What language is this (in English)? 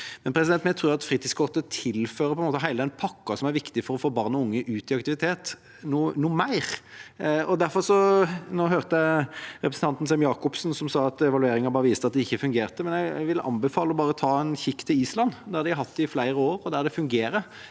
Norwegian